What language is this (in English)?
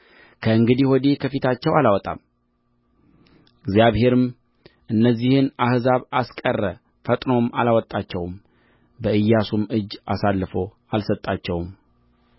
Amharic